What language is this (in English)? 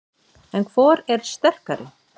Icelandic